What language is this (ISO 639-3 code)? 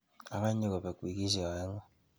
kln